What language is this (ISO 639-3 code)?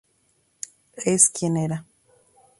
spa